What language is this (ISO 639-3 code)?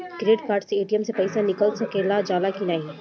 bho